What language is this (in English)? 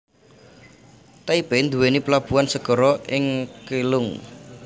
Javanese